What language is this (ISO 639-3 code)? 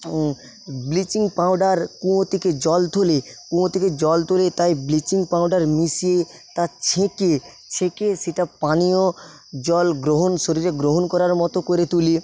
ben